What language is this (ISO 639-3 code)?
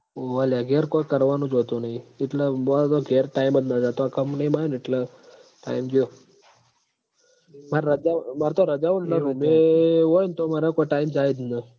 guj